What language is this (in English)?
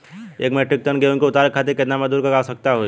Bhojpuri